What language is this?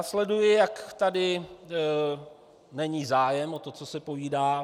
Czech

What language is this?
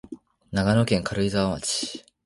Japanese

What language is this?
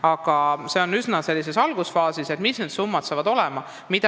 Estonian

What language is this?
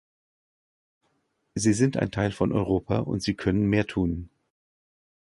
German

